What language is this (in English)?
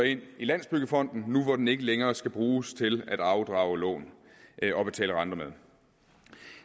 Danish